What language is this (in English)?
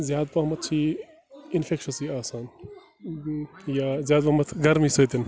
Kashmiri